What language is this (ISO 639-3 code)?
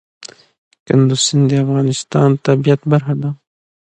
pus